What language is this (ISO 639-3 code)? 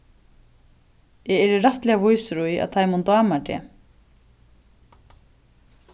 fao